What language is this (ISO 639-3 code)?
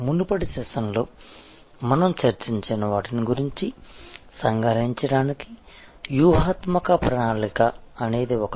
tel